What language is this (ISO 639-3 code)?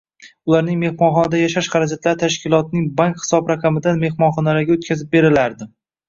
uzb